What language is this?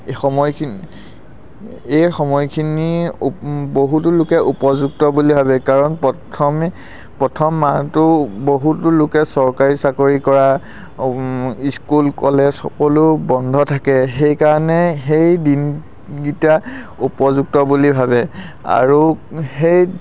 Assamese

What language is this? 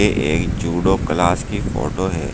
Hindi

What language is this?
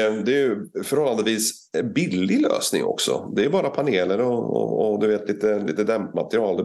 Swedish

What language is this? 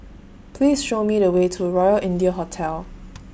English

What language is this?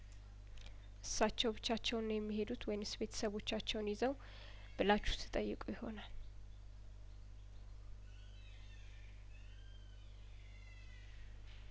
Amharic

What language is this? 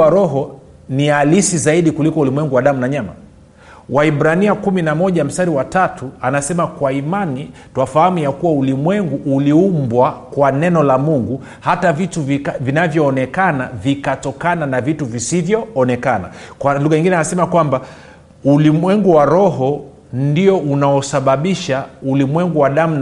Swahili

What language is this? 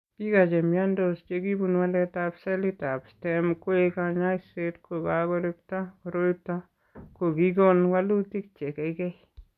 Kalenjin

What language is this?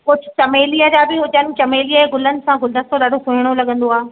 Sindhi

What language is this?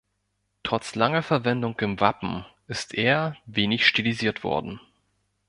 German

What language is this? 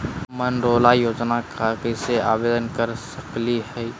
Magahi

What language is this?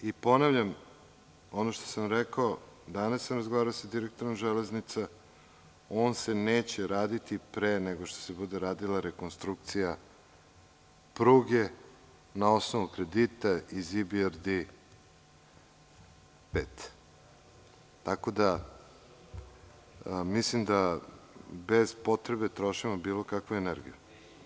Serbian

